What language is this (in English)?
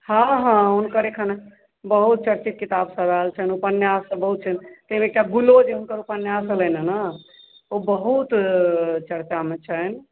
Maithili